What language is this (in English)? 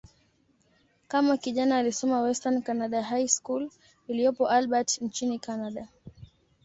Swahili